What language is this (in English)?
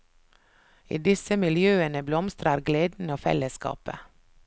Norwegian